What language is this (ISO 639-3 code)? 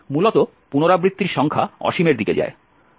ben